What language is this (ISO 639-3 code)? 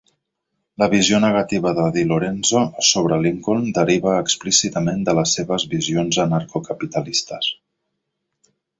cat